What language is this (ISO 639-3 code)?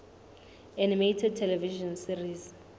sot